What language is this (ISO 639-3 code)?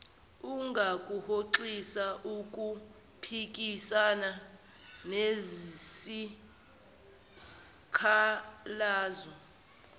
zul